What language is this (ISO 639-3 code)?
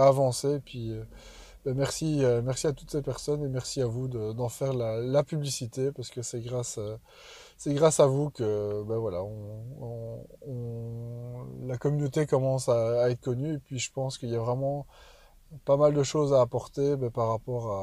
fra